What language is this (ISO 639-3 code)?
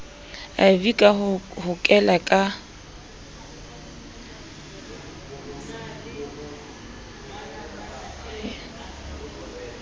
sot